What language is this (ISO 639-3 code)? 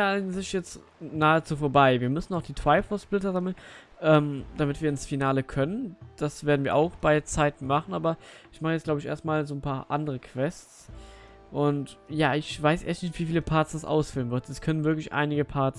deu